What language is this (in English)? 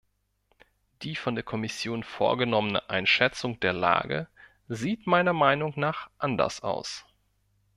German